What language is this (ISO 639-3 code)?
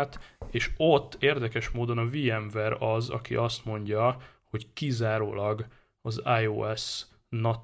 hun